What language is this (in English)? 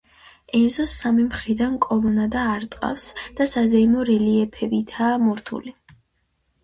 Georgian